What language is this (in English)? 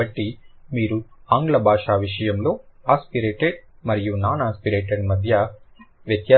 Telugu